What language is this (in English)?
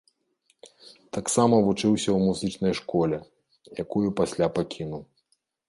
Belarusian